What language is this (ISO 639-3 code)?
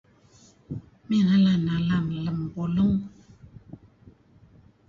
kzi